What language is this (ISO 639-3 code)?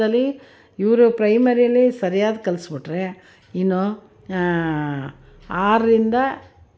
kan